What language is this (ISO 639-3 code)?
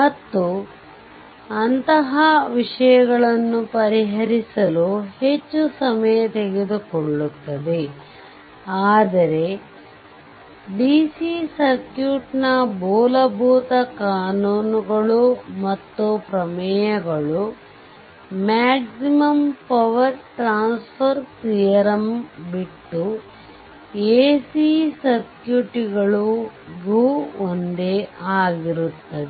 kan